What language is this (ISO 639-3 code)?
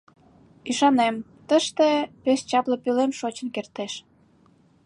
chm